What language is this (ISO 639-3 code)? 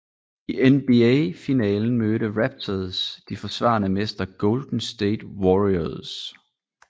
dan